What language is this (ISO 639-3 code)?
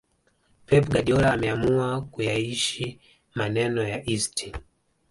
swa